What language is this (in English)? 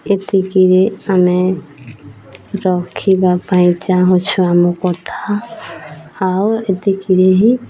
Odia